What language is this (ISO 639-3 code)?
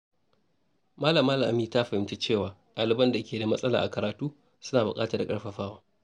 hau